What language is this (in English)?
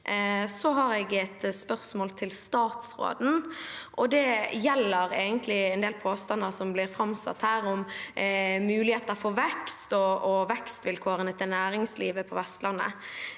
Norwegian